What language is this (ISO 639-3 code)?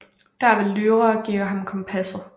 dan